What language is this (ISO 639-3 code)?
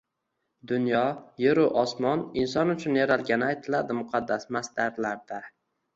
uzb